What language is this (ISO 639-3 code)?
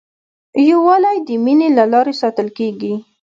pus